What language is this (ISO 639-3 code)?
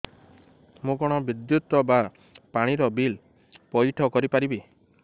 ori